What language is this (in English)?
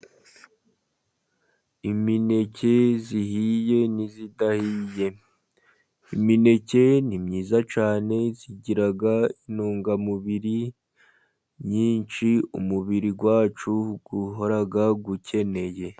Kinyarwanda